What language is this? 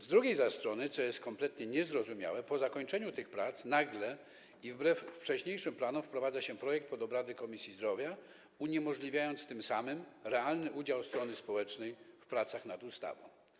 Polish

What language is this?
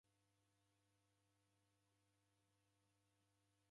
Taita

